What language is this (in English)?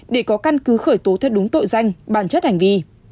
Vietnamese